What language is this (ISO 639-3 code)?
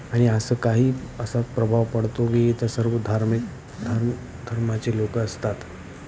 mar